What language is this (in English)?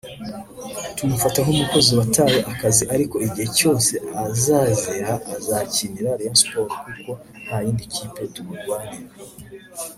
Kinyarwanda